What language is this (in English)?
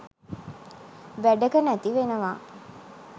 Sinhala